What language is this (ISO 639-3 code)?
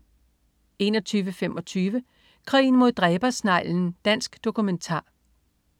dan